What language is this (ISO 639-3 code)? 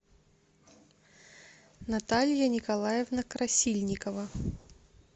rus